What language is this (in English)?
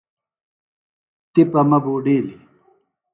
Phalura